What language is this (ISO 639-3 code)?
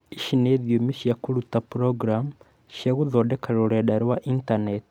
kik